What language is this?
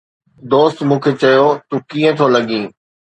Sindhi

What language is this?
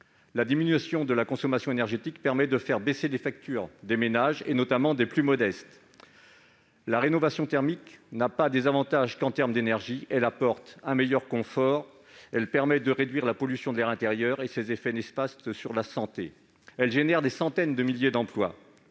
French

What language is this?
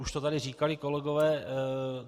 Czech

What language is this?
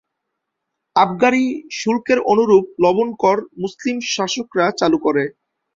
Bangla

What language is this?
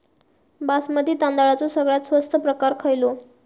Marathi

